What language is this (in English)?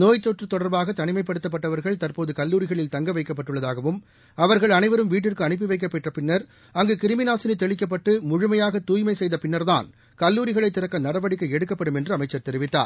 Tamil